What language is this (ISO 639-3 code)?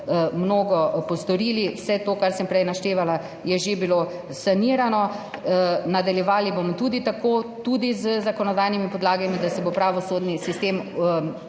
slv